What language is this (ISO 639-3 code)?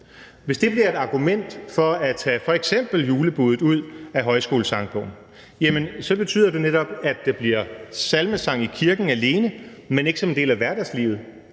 dan